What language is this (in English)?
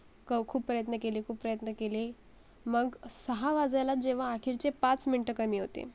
Marathi